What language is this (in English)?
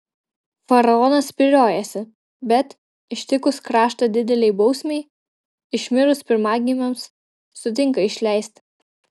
Lithuanian